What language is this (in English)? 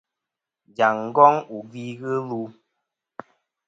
Kom